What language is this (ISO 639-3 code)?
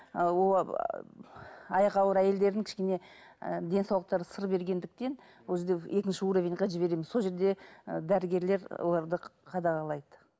kaz